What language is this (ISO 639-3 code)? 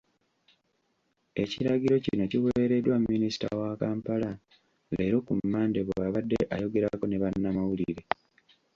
lug